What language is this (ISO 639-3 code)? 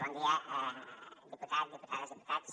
cat